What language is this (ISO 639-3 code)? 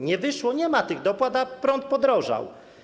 pol